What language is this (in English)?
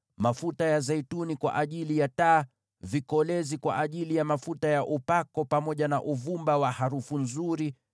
Swahili